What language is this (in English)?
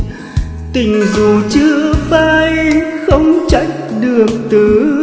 Vietnamese